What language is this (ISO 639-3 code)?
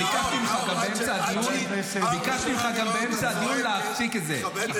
heb